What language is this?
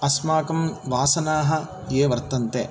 Sanskrit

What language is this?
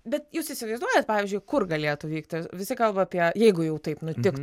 Lithuanian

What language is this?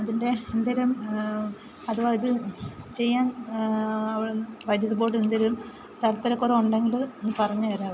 Malayalam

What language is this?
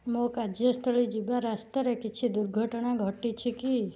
Odia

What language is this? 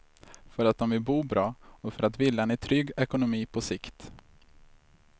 Swedish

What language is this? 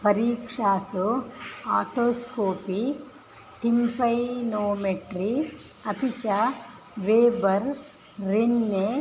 Sanskrit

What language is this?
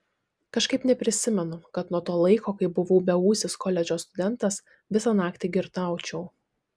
Lithuanian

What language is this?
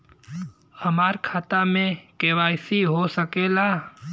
Bhojpuri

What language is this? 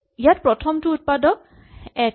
Assamese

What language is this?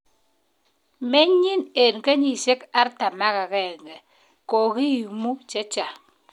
Kalenjin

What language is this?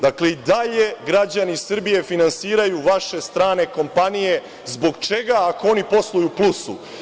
Serbian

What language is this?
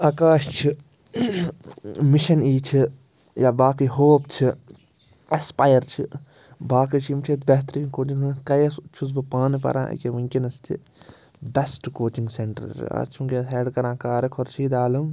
Kashmiri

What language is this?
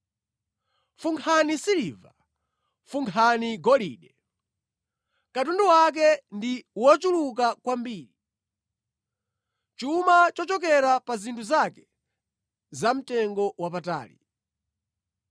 Nyanja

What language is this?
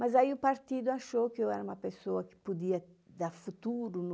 Portuguese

